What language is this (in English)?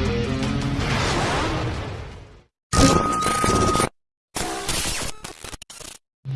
Indonesian